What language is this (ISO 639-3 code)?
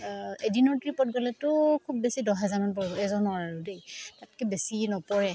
asm